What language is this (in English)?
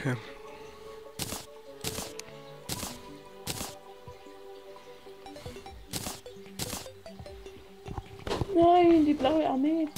German